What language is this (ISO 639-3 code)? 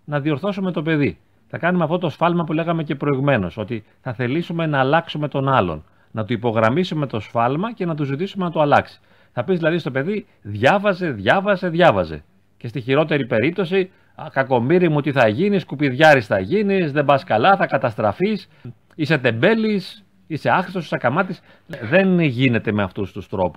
ell